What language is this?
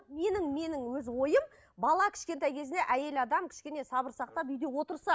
Kazakh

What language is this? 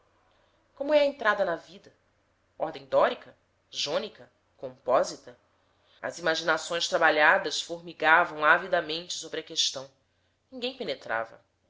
Portuguese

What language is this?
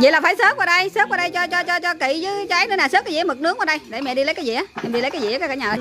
Vietnamese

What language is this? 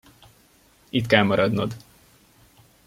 Hungarian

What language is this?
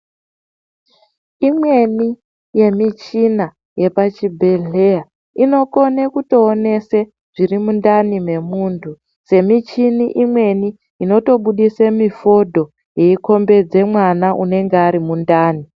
Ndau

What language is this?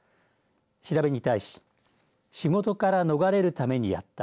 Japanese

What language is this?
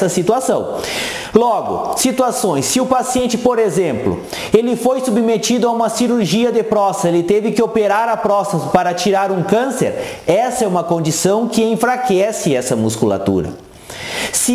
Portuguese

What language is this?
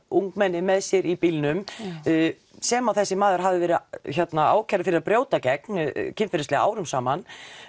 Icelandic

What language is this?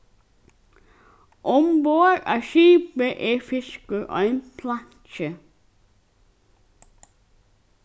Faroese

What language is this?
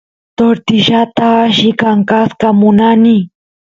Santiago del Estero Quichua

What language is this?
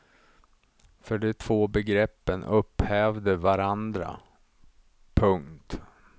Swedish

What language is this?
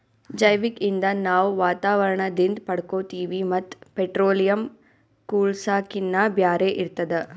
Kannada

